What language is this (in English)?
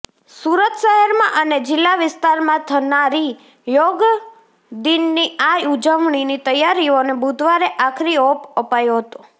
Gujarati